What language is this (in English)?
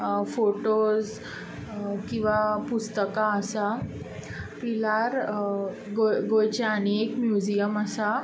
Konkani